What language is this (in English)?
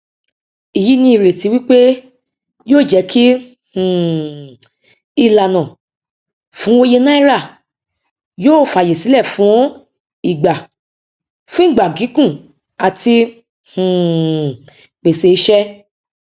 Yoruba